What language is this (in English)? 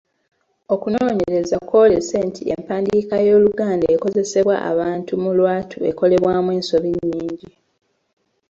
Ganda